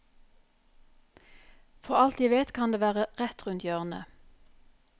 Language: Norwegian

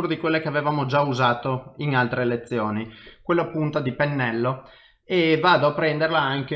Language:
Italian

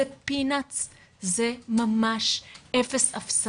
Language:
Hebrew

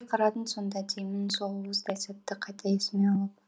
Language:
Kazakh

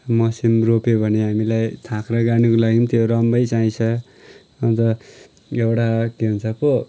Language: Nepali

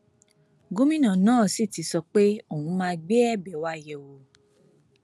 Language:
Yoruba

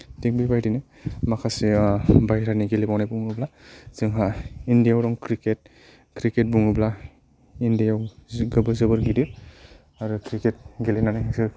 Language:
Bodo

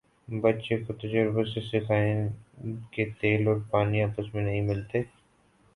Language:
Urdu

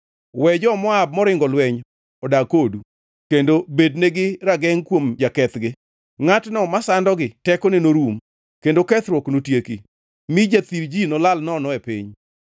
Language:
Luo (Kenya and Tanzania)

